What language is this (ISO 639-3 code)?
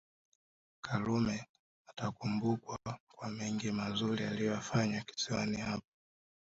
swa